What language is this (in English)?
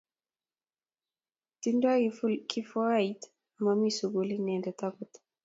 Kalenjin